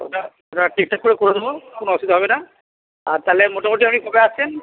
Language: Bangla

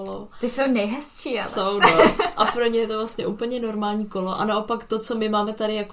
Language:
Czech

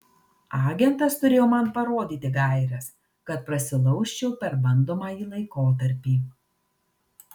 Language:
Lithuanian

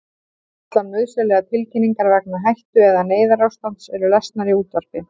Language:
Icelandic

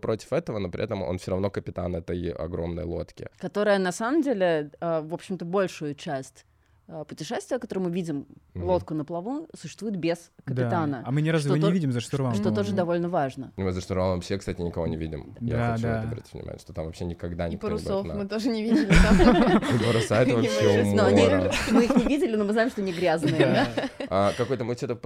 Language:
Russian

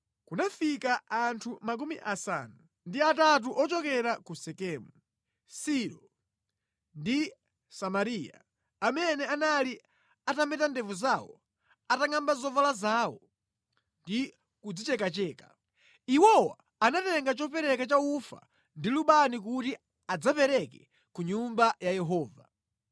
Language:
Nyanja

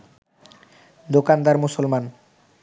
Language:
Bangla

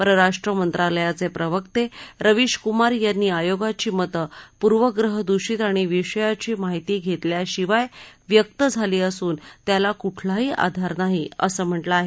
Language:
Marathi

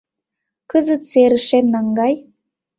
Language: Mari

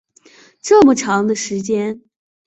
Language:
Chinese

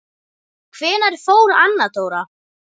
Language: Icelandic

